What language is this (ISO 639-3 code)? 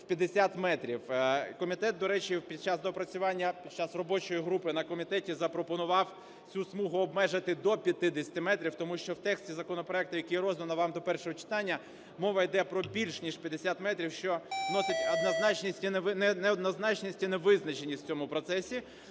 ukr